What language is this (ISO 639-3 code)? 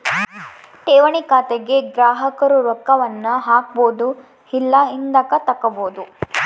kan